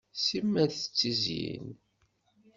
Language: Kabyle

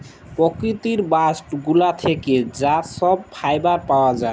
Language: Bangla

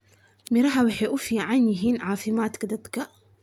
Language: Somali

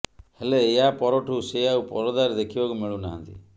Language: Odia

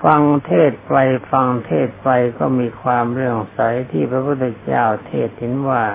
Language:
Thai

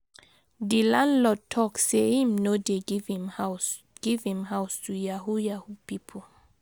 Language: Nigerian Pidgin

